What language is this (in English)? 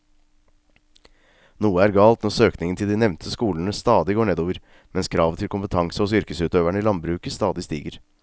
Norwegian